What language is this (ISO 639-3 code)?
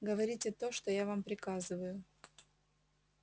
rus